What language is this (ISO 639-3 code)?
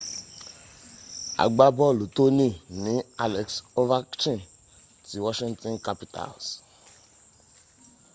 yor